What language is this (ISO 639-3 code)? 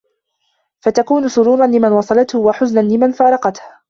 ara